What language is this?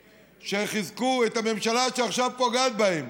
Hebrew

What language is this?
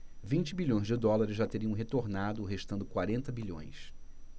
Portuguese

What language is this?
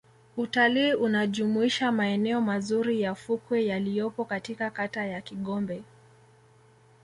Swahili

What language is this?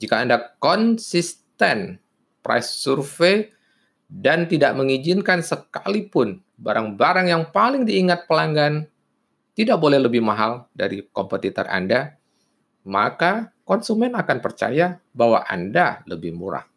Indonesian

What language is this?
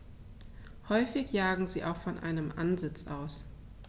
German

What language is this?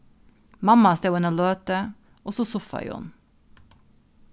Faroese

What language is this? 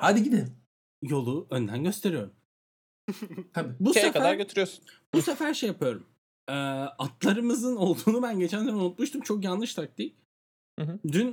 Turkish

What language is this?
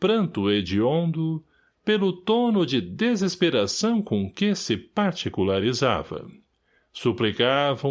Portuguese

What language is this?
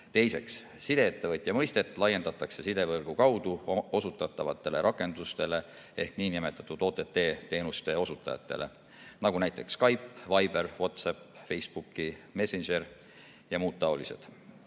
Estonian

